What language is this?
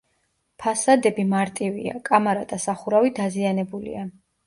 Georgian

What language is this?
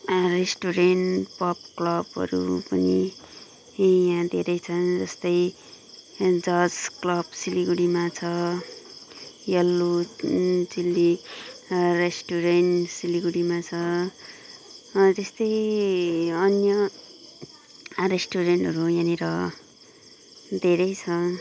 Nepali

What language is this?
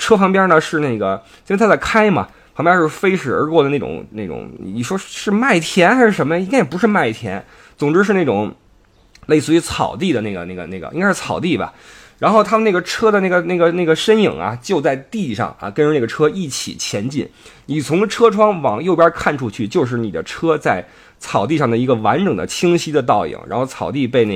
Chinese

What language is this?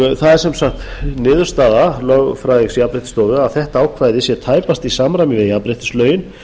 Icelandic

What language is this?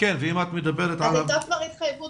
Hebrew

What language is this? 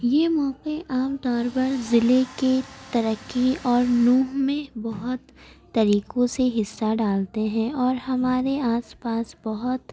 Urdu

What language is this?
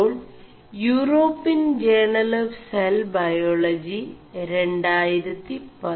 Malayalam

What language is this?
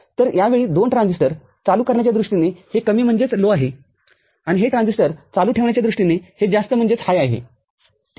Marathi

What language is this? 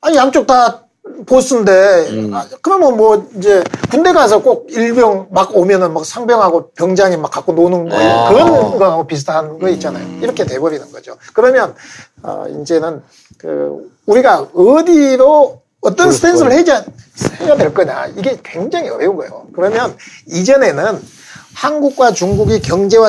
Korean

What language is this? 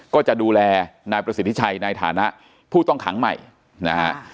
Thai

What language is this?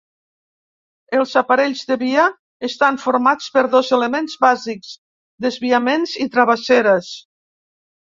Catalan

